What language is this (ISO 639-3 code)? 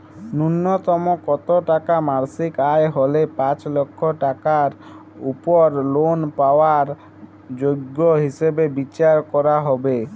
ben